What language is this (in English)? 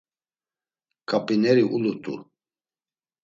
Laz